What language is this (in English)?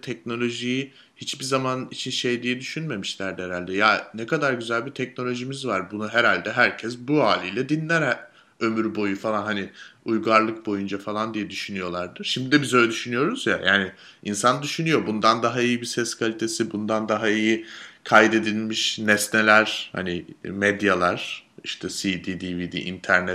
Turkish